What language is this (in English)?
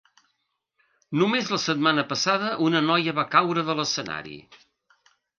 Catalan